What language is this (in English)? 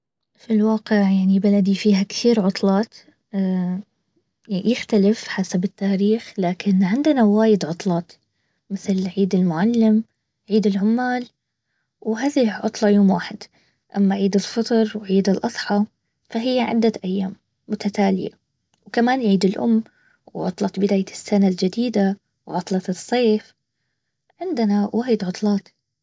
Baharna Arabic